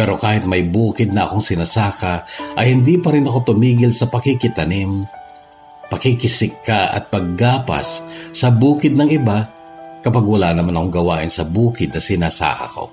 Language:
Filipino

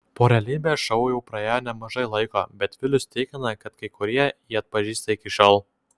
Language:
Lithuanian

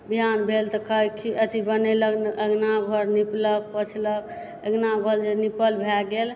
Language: Maithili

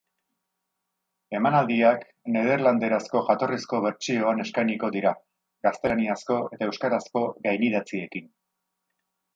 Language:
Basque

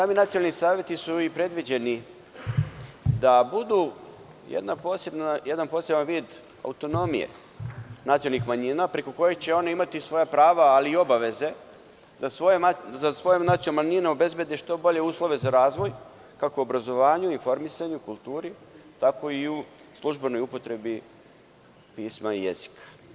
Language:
Serbian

